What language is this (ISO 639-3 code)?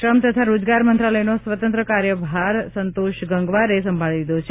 guj